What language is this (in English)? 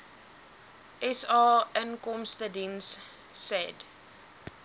Afrikaans